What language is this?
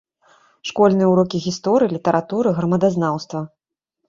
Belarusian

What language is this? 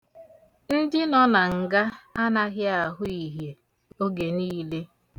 Igbo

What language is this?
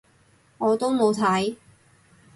Cantonese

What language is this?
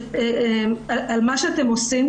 Hebrew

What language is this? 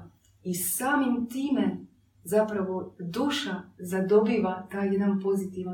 Croatian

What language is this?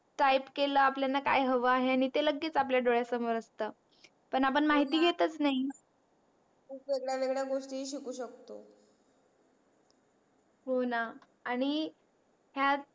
Marathi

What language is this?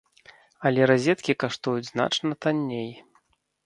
Belarusian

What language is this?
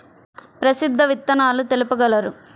Telugu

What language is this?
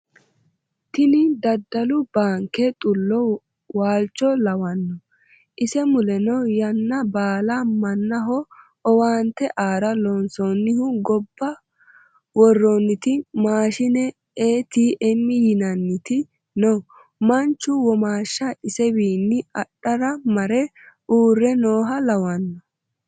Sidamo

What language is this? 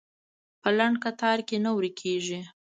Pashto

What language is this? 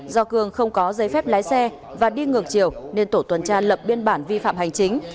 Vietnamese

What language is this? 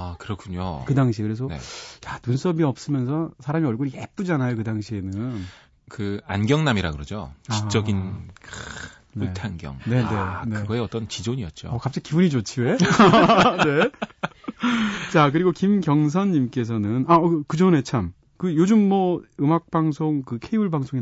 Korean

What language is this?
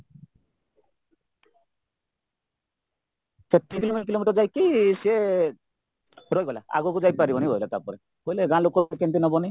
Odia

